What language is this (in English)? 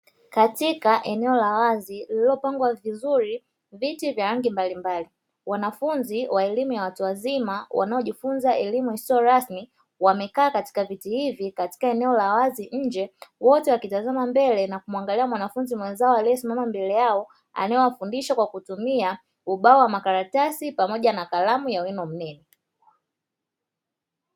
Swahili